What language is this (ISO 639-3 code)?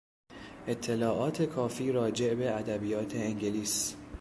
fas